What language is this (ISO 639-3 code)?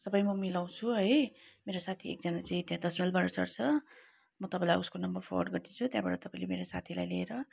nep